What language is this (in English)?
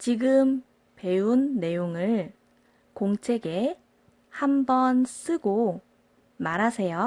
Korean